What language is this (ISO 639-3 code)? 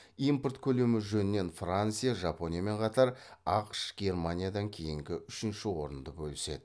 kaz